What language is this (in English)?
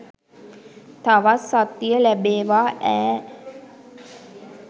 Sinhala